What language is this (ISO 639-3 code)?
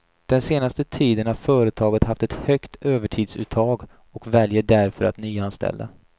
swe